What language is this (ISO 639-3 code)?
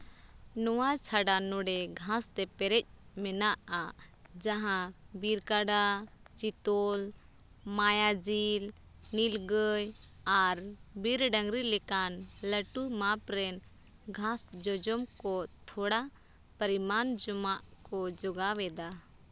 sat